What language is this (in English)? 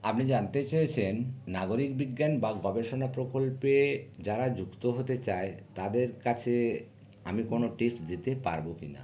Bangla